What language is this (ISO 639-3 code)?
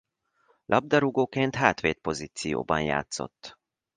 hun